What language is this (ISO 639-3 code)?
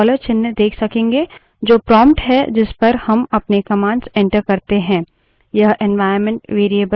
hin